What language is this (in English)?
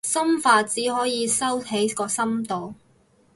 Cantonese